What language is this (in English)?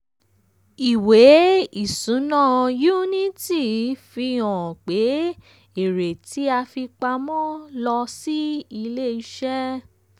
Yoruba